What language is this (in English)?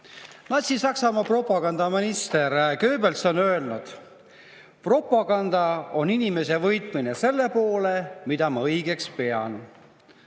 Estonian